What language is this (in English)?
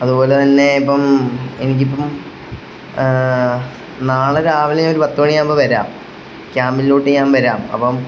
Malayalam